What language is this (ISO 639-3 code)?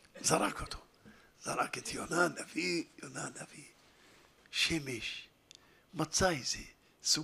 heb